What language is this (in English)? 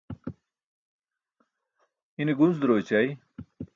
Burushaski